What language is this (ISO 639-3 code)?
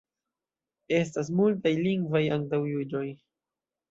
epo